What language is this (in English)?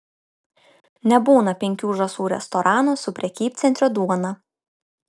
Lithuanian